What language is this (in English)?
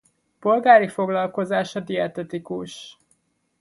Hungarian